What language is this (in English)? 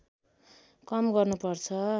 Nepali